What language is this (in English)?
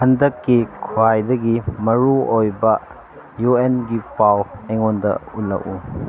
Manipuri